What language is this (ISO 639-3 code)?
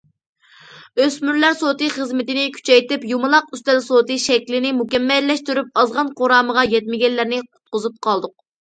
uig